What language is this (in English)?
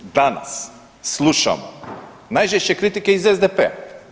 Croatian